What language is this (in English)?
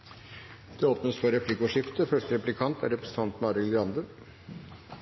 Norwegian